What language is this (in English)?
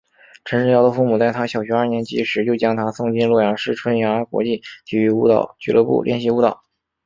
Chinese